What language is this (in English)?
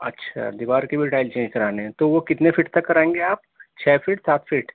Urdu